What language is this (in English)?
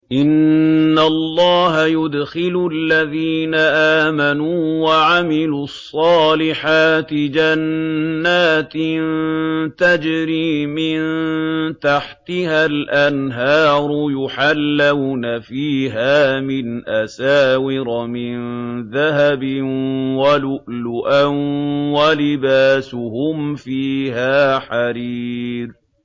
Arabic